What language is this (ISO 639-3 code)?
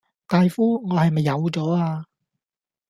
yue